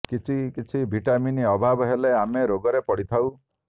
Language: Odia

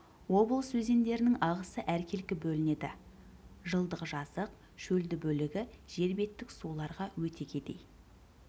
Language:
Kazakh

